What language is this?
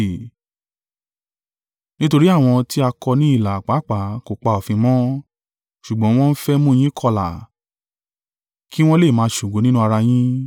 Yoruba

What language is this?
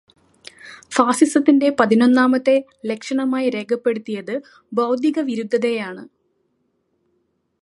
Malayalam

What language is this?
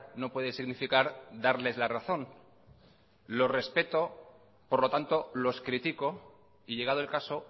Spanish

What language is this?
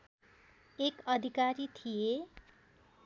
Nepali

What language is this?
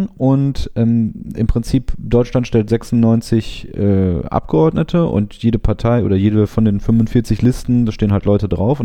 German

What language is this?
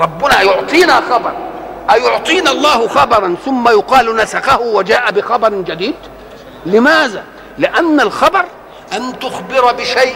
Arabic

